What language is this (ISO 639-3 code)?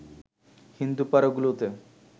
ben